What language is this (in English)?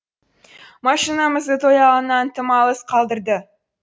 Kazakh